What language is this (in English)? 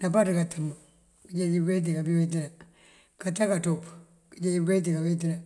Mandjak